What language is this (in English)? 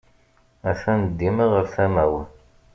Kabyle